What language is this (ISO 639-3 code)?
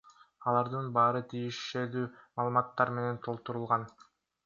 kir